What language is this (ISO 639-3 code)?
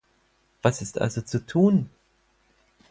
deu